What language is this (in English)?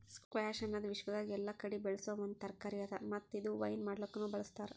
Kannada